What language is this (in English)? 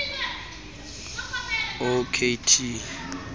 Xhosa